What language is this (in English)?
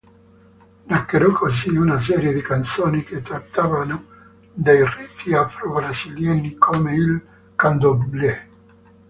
Italian